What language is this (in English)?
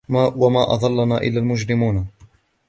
Arabic